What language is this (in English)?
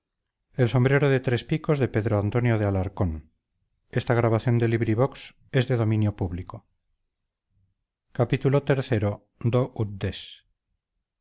Spanish